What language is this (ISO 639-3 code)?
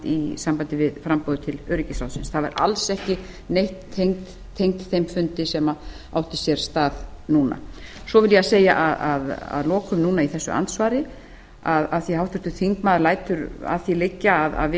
isl